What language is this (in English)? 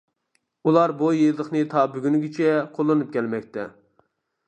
Uyghur